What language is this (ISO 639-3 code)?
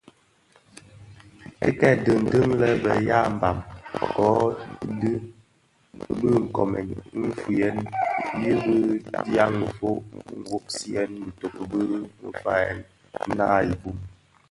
ksf